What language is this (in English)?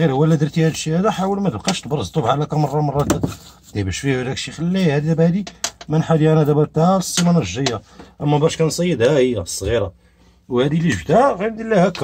Arabic